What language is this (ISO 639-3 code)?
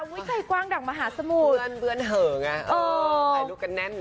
tha